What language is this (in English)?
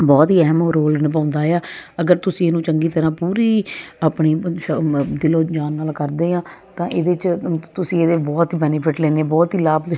Punjabi